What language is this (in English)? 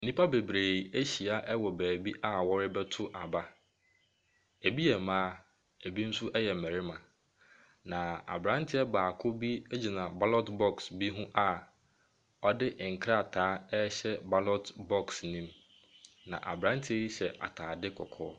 Akan